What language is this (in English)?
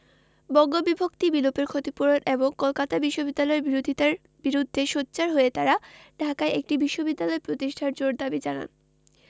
Bangla